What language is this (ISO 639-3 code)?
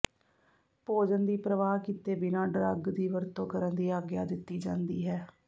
pan